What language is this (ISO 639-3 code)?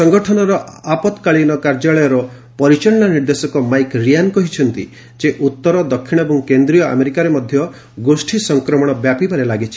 ori